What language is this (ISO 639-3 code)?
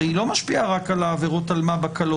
heb